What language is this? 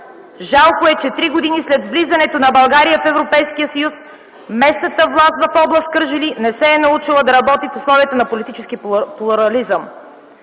Bulgarian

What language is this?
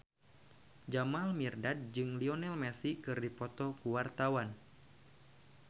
Sundanese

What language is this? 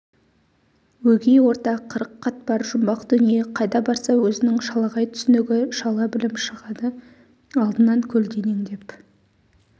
Kazakh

